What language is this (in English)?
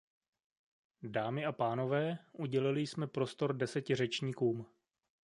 Czech